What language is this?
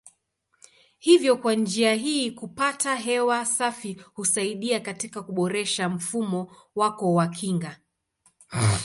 Swahili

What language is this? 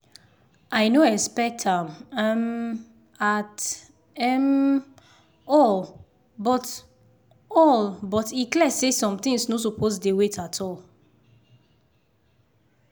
Nigerian Pidgin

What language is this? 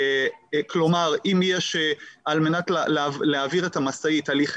Hebrew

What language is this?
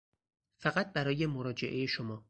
Persian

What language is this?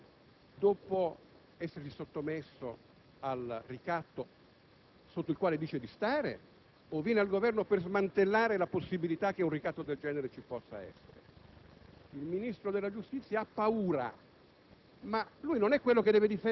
Italian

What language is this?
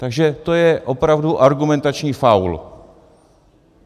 Czech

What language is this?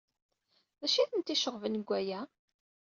Kabyle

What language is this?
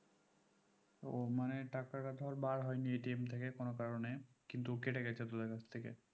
Bangla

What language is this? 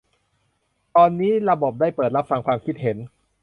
Thai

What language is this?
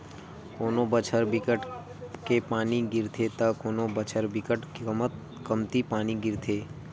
Chhattisgarhi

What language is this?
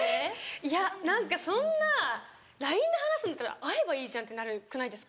Japanese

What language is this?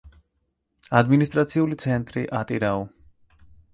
Georgian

